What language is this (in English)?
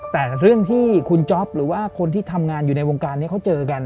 Thai